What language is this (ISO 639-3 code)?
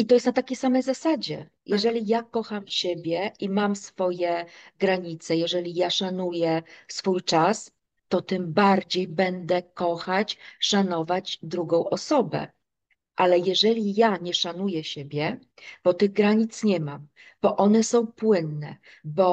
pol